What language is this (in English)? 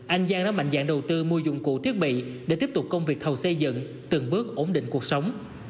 Vietnamese